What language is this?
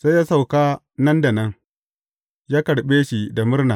Hausa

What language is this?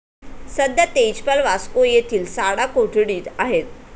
Marathi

